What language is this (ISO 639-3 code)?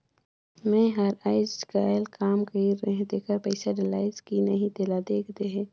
hne